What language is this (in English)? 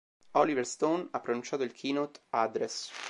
Italian